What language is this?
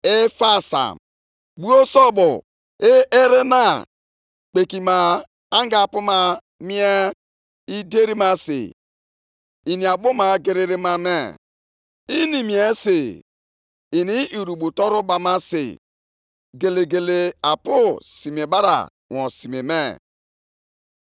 Igbo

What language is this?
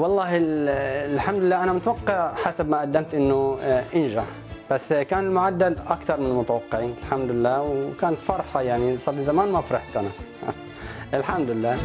Arabic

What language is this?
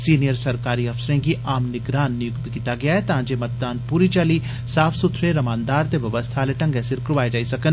Dogri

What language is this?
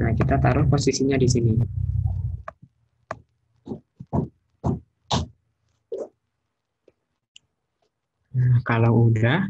Indonesian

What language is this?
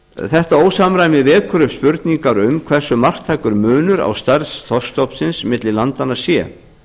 Icelandic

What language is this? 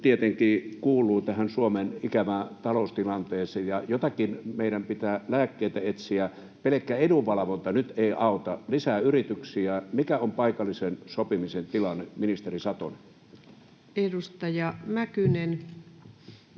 Finnish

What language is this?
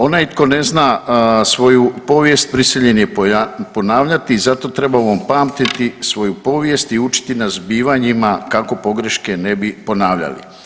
Croatian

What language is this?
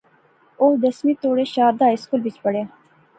Pahari-Potwari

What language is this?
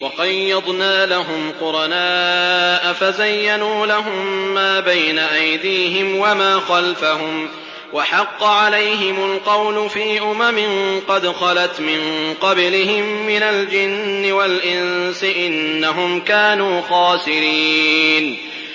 Arabic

